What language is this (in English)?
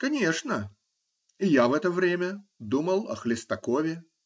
Russian